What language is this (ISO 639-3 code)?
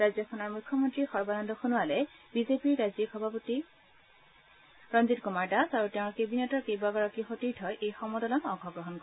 asm